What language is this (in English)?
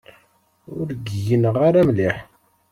Kabyle